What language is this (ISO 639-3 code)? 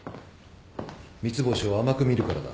jpn